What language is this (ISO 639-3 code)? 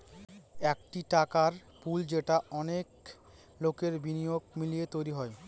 ben